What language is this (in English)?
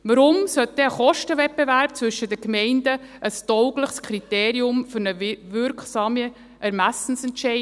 Swiss German